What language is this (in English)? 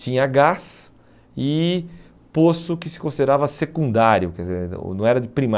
Portuguese